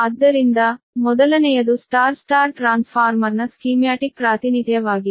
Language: Kannada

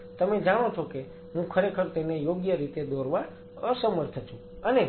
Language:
Gujarati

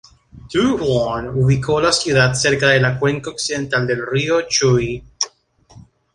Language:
Spanish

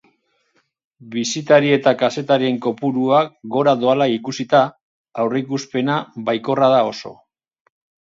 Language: Basque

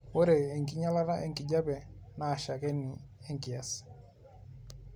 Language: Masai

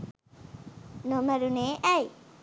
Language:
Sinhala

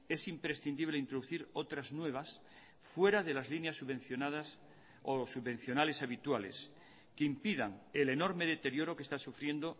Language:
Spanish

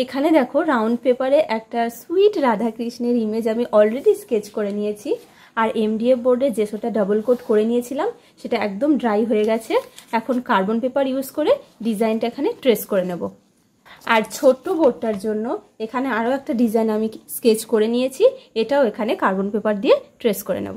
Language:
English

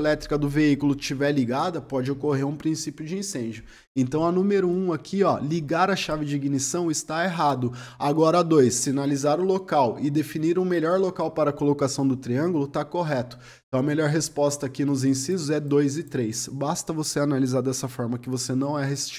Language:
Portuguese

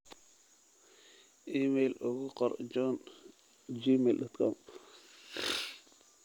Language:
Somali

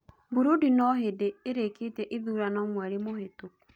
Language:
Kikuyu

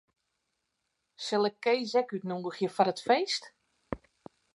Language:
Western Frisian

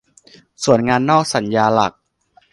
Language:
Thai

